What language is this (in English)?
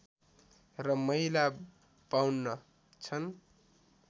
Nepali